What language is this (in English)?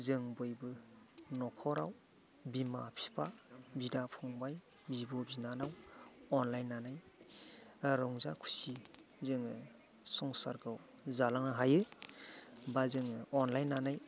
Bodo